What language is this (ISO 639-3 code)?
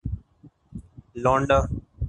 urd